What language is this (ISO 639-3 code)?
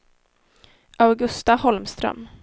swe